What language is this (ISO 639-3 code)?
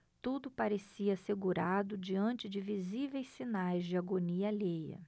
por